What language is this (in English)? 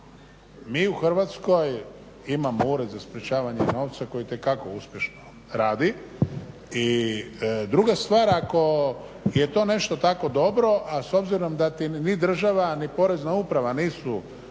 Croatian